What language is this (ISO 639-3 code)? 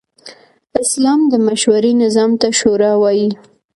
pus